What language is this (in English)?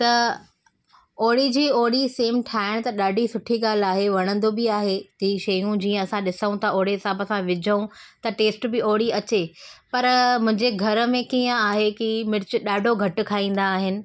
Sindhi